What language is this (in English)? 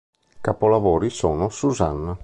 Italian